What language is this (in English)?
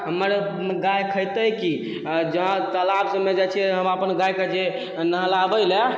Maithili